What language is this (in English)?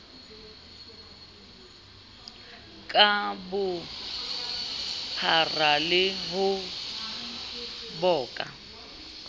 Southern Sotho